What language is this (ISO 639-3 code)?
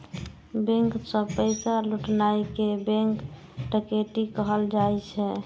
mai